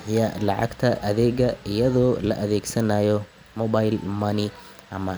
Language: Somali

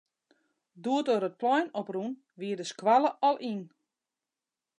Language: Western Frisian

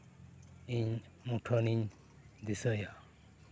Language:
Santali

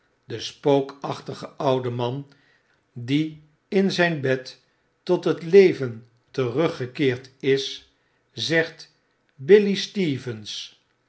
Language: Dutch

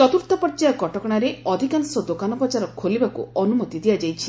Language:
Odia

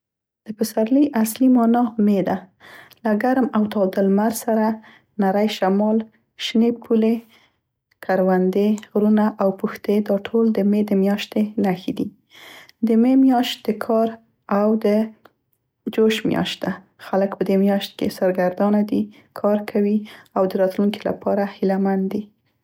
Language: Central Pashto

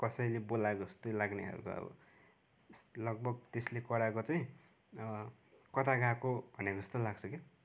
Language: Nepali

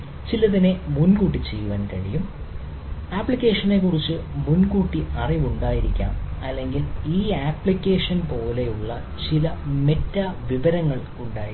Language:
Malayalam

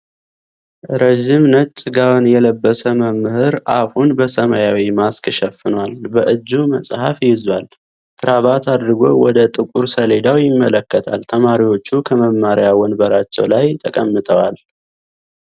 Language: Amharic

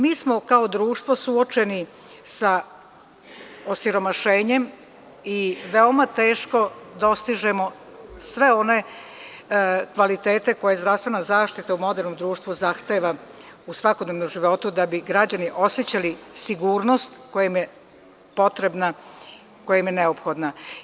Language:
Serbian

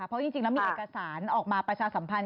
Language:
Thai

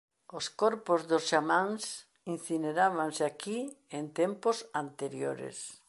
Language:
Galician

